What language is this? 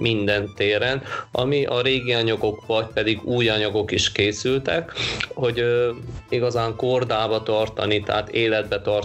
Hungarian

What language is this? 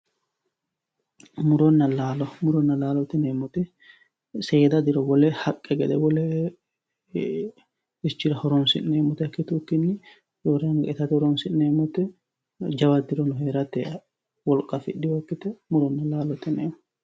Sidamo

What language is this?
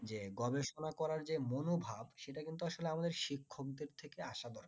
Bangla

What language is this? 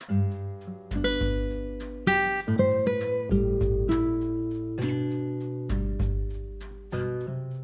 Hindi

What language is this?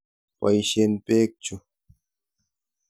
Kalenjin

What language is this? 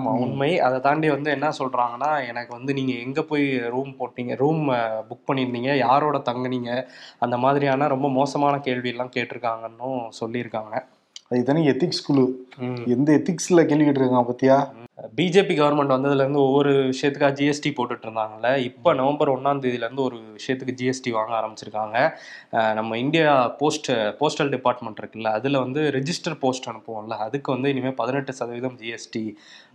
Tamil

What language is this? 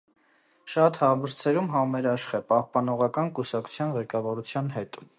Armenian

